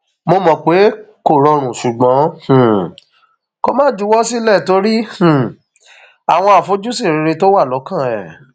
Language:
Yoruba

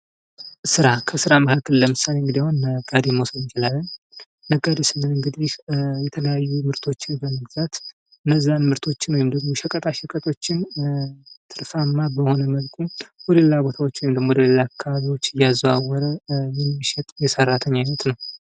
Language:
Amharic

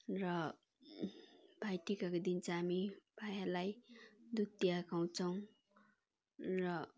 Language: Nepali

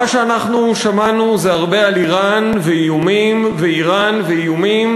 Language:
Hebrew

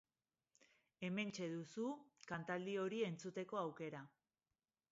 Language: Basque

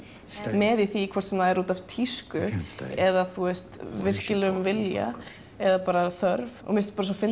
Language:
Icelandic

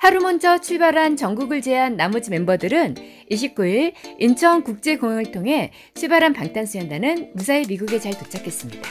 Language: Korean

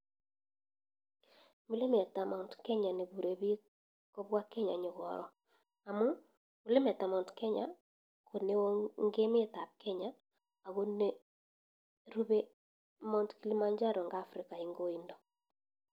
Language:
Kalenjin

